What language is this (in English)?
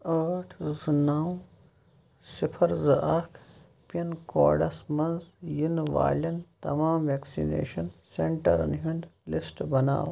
Kashmiri